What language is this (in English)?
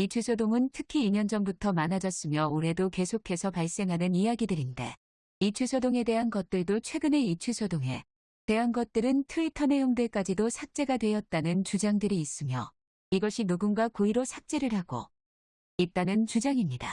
Korean